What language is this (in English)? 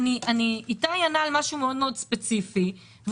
Hebrew